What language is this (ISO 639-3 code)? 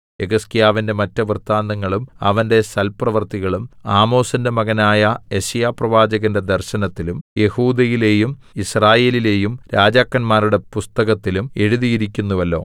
mal